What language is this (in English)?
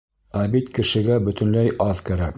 Bashkir